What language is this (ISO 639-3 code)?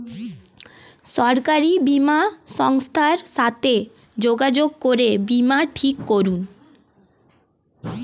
ben